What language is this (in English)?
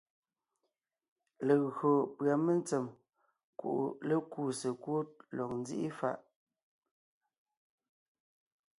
Ngiemboon